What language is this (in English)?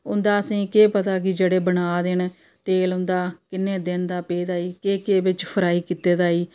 Dogri